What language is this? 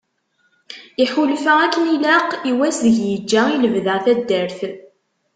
Kabyle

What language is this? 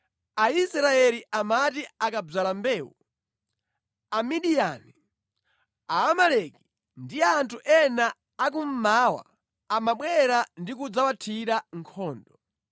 Nyanja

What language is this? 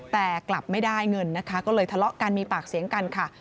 Thai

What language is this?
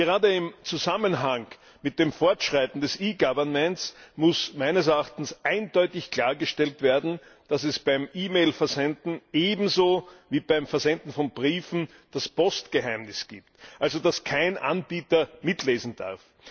German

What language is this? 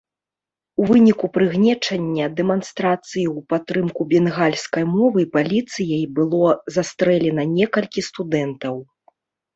Belarusian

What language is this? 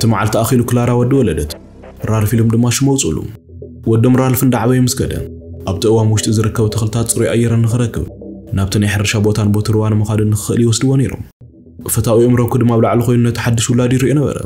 Arabic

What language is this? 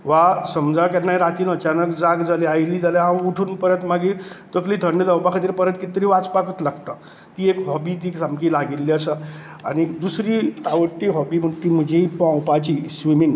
Konkani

